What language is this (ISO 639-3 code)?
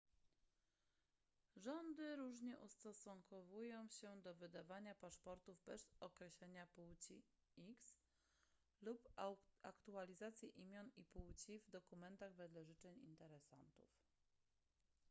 pol